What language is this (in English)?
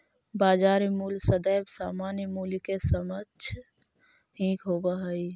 Magahi